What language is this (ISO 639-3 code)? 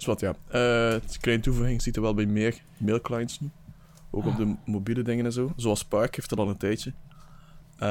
nld